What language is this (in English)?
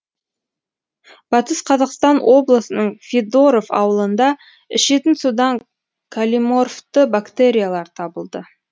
Kazakh